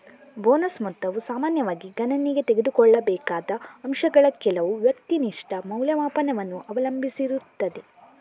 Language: Kannada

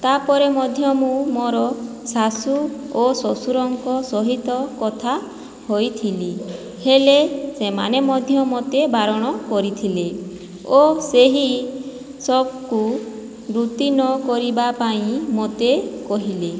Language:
Odia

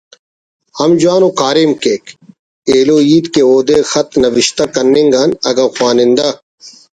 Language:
Brahui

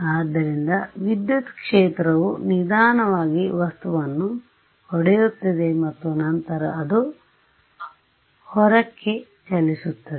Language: Kannada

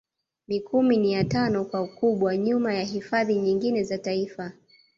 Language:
Swahili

